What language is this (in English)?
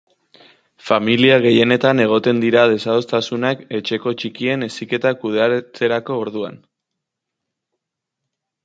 Basque